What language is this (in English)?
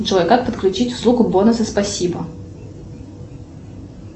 Russian